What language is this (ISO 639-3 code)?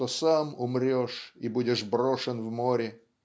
rus